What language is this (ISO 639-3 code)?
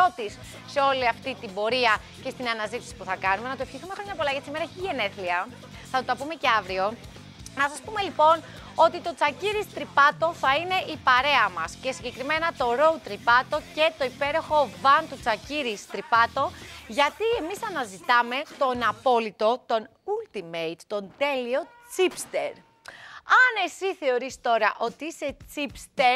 ell